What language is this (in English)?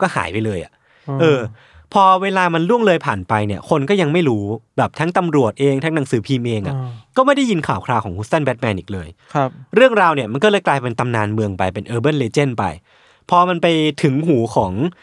Thai